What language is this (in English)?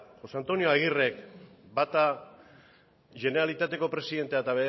Basque